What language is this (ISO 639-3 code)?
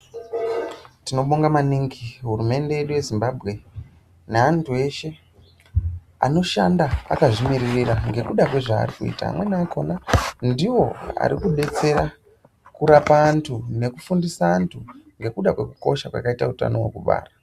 ndc